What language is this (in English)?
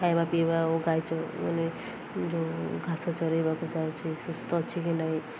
Odia